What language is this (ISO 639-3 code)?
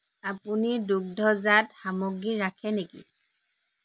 asm